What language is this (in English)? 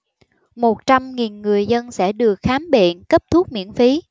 Vietnamese